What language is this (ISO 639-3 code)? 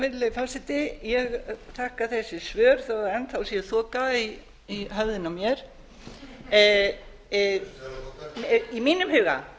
isl